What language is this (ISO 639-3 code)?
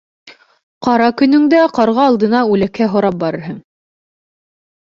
bak